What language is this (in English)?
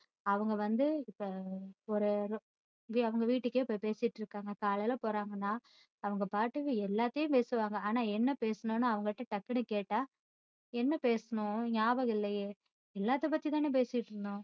Tamil